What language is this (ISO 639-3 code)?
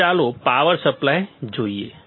guj